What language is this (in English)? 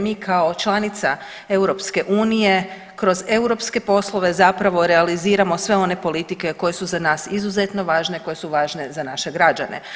Croatian